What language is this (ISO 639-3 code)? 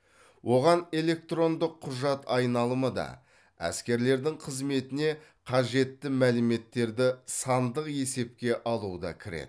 kaz